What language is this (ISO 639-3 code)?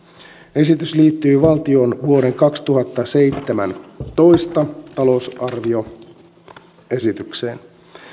fin